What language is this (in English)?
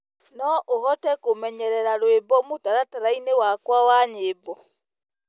Kikuyu